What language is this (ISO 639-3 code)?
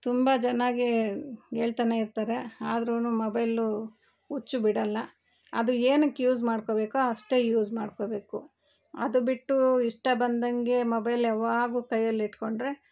kan